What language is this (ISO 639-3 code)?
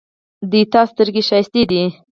pus